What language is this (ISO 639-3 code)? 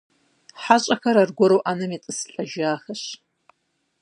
kbd